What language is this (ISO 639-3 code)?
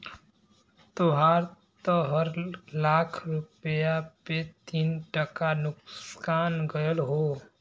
bho